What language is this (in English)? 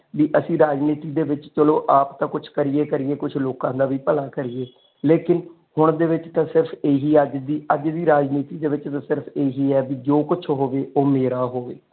Punjabi